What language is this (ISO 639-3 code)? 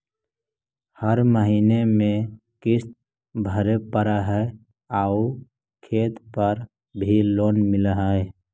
mag